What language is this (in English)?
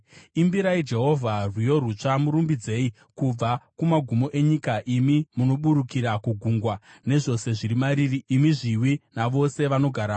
Shona